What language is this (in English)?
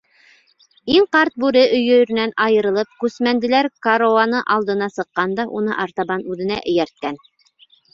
Bashkir